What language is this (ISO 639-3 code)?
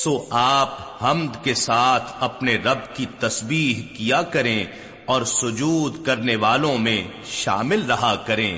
urd